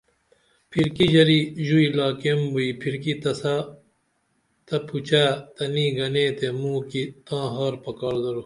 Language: Dameli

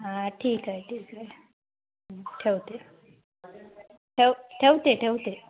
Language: Marathi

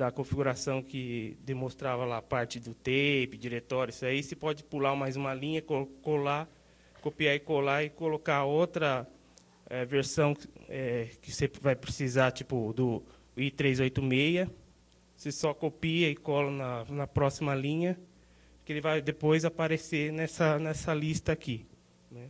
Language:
Portuguese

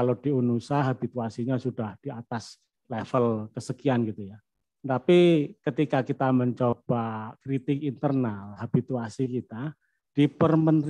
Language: Indonesian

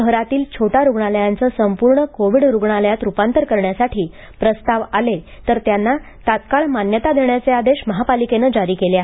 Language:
Marathi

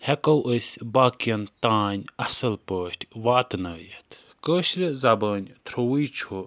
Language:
Kashmiri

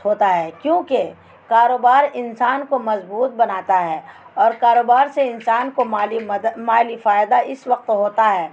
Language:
Urdu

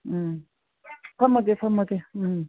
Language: Manipuri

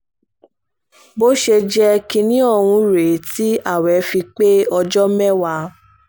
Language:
Yoruba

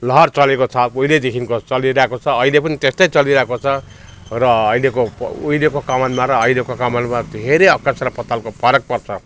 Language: Nepali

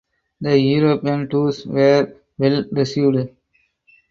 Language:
English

